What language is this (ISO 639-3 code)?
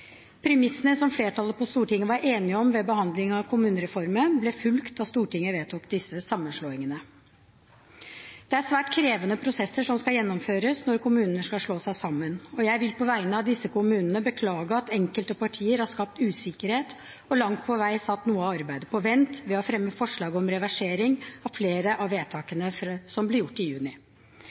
nob